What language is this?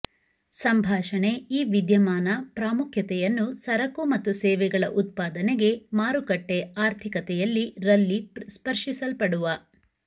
Kannada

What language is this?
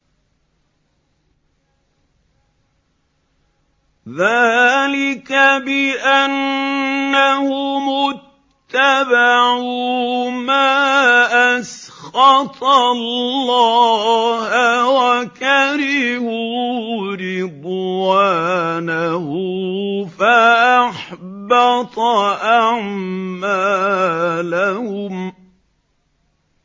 Arabic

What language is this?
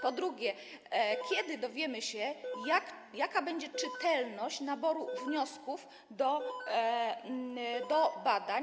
Polish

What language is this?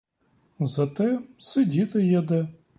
Ukrainian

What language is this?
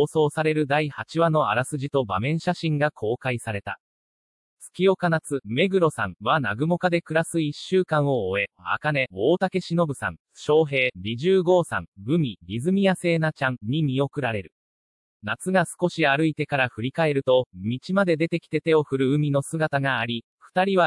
Japanese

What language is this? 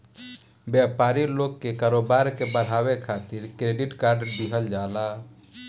Bhojpuri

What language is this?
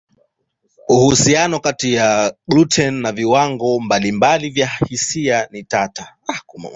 Swahili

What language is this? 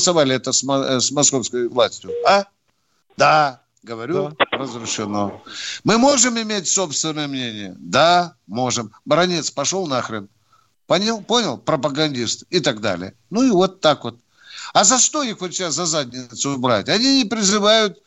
Russian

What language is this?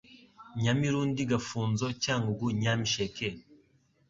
Kinyarwanda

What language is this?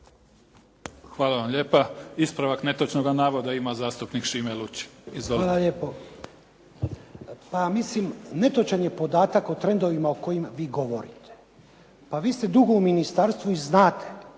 Croatian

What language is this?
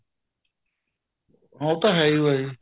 Punjabi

